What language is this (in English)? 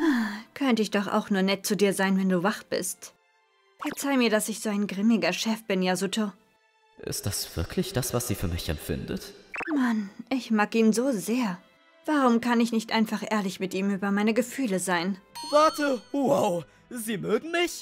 German